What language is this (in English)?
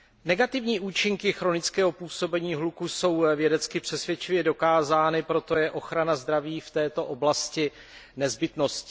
Czech